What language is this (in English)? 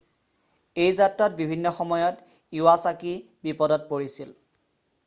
Assamese